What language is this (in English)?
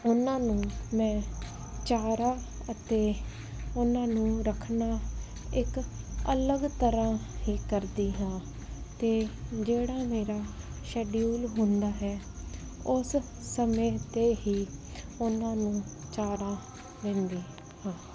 Punjabi